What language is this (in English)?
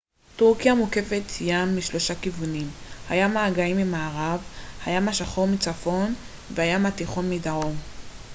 Hebrew